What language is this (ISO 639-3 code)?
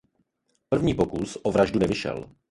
ces